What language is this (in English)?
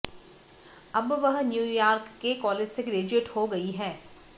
Hindi